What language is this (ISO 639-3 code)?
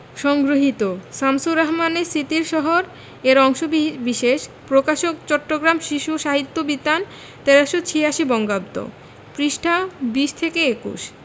ben